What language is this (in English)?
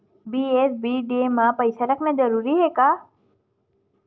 Chhattisgarhi